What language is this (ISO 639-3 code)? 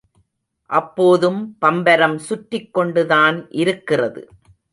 tam